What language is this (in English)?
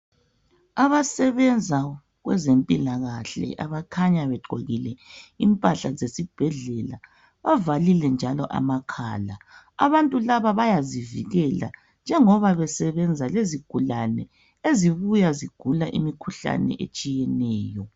North Ndebele